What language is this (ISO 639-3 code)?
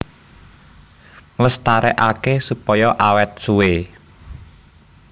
jav